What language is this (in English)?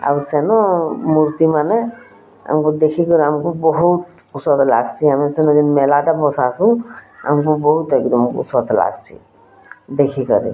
Odia